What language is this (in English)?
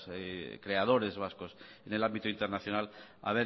Spanish